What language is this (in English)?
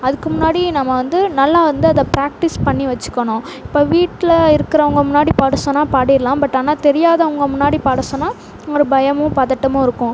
Tamil